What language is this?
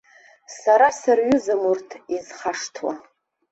Abkhazian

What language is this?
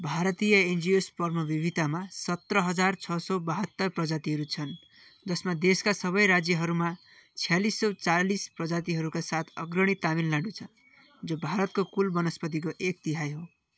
Nepali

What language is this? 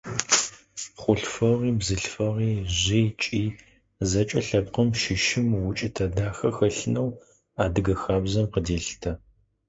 Adyghe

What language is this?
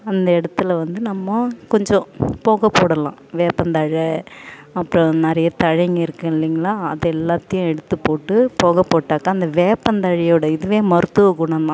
Tamil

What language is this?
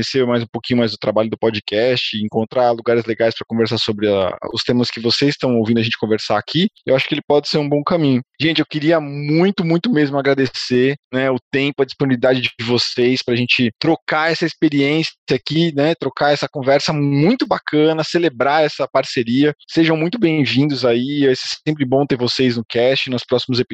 Portuguese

